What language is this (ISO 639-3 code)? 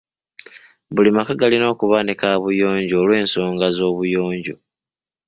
lug